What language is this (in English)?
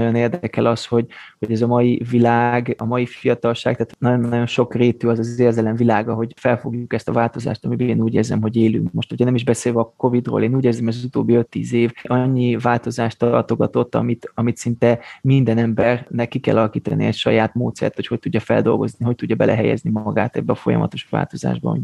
Hungarian